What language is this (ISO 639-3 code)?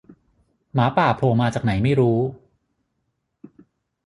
tha